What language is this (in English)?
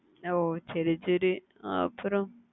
Tamil